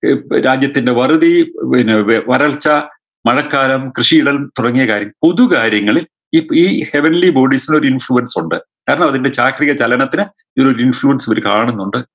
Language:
Malayalam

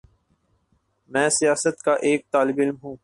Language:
Urdu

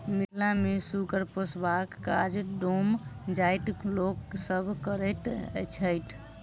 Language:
Maithili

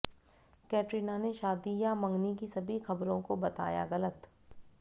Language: Hindi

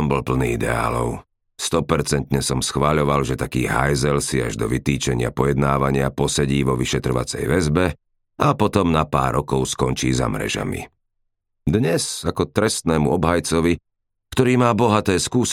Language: Slovak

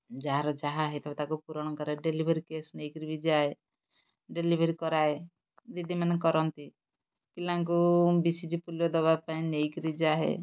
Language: Odia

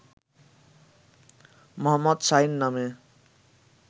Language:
Bangla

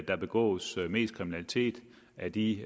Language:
Danish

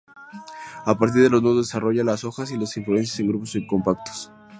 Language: Spanish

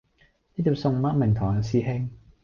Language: Cantonese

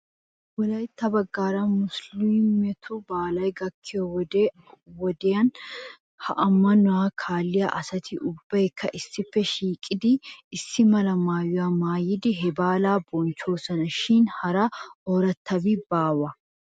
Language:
Wolaytta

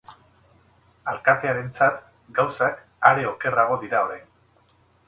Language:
Basque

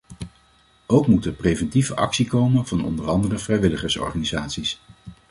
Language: Dutch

